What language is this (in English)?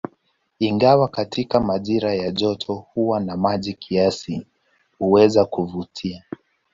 Swahili